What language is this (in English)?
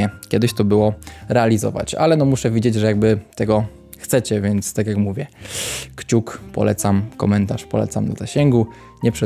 Polish